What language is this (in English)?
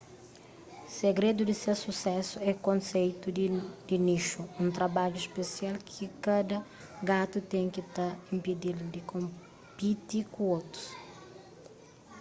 Kabuverdianu